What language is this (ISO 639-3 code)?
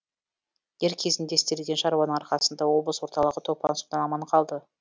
kaz